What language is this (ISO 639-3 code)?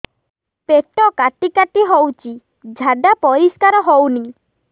ori